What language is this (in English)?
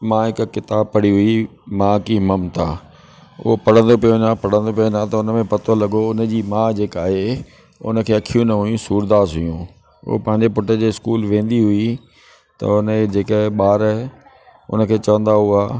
Sindhi